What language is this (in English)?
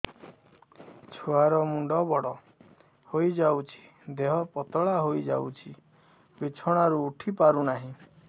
Odia